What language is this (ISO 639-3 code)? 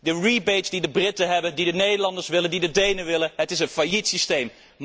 nld